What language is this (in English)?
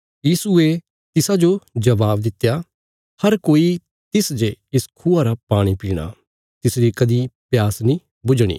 Bilaspuri